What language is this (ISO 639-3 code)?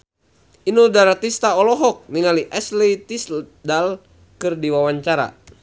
sun